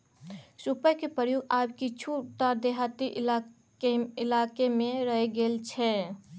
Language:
Maithili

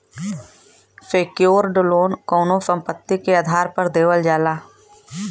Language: Bhojpuri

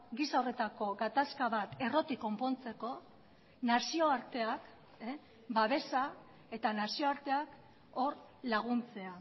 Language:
Basque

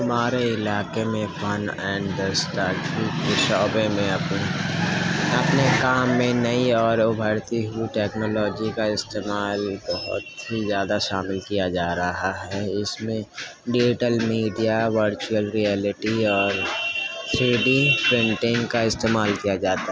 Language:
Urdu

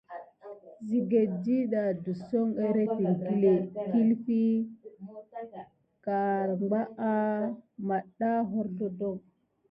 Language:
Gidar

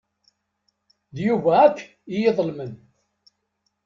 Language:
Kabyle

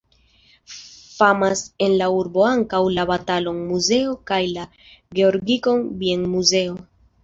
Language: Esperanto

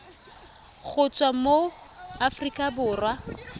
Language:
Tswana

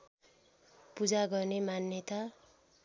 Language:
Nepali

